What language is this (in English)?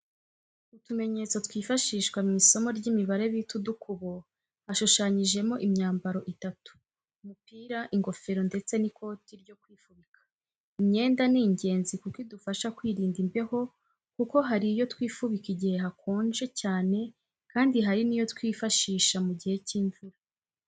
Kinyarwanda